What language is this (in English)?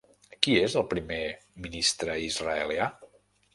Catalan